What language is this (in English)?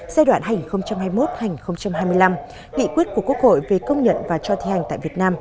Vietnamese